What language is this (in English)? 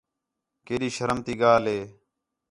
Khetrani